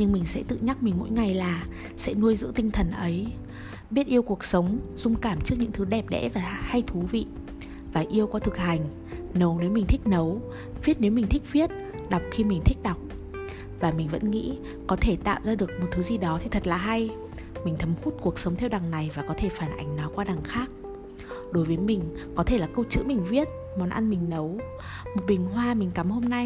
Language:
Vietnamese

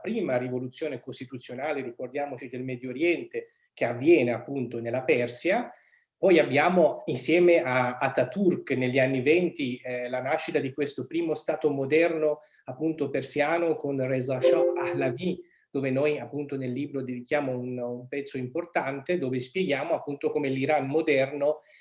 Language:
Italian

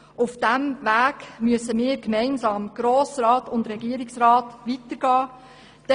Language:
Swiss German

